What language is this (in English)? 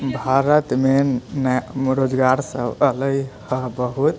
Maithili